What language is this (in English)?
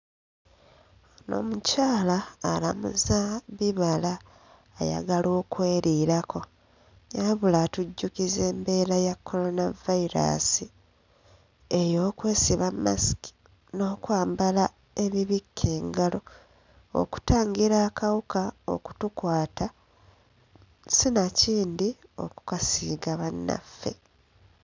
Ganda